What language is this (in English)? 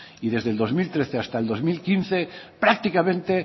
Spanish